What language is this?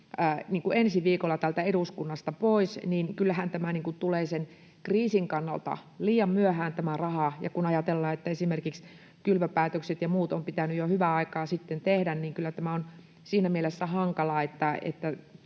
Finnish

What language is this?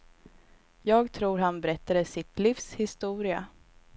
Swedish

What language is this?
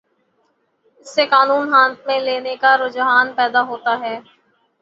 Urdu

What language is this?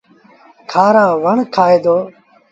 Sindhi Bhil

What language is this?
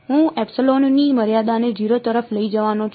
Gujarati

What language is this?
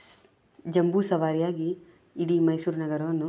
Kannada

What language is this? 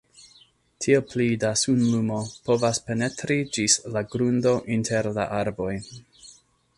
Esperanto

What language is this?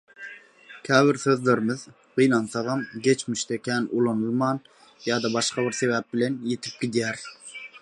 Turkmen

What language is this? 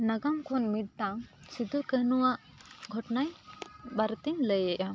Santali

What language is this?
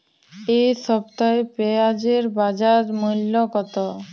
Bangla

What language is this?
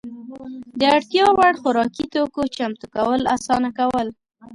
Pashto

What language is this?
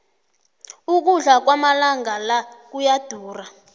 South Ndebele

